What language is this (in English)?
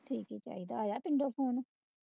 Punjabi